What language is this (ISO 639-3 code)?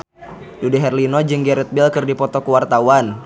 sun